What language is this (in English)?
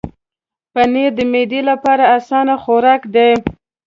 Pashto